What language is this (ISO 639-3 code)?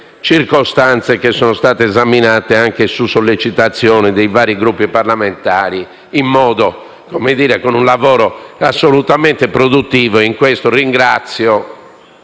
ita